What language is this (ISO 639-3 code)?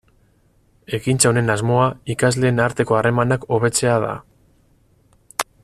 eus